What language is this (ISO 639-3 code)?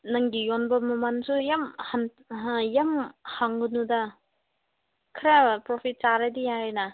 mni